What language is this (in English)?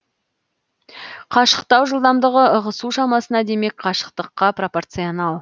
Kazakh